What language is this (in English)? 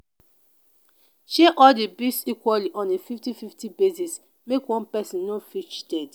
Nigerian Pidgin